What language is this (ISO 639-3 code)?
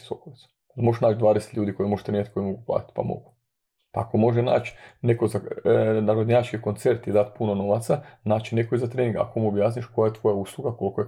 hrv